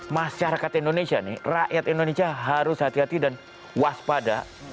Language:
Indonesian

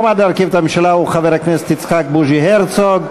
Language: Hebrew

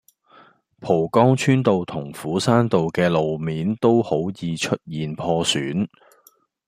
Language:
Cantonese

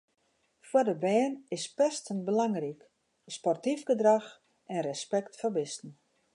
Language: Western Frisian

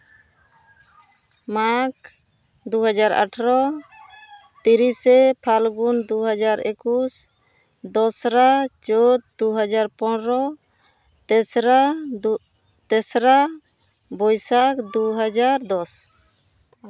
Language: Santali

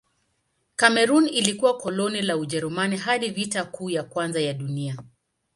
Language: Swahili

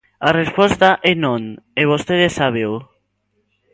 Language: Galician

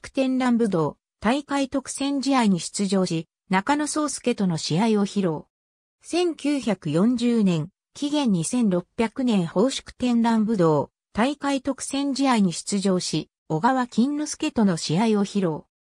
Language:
Japanese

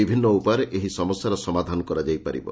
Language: Odia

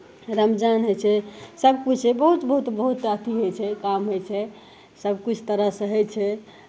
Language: Maithili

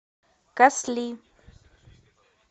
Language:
Russian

